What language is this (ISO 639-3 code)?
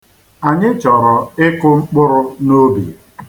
ibo